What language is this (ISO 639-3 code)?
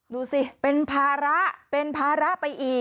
tha